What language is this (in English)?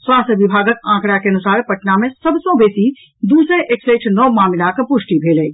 Maithili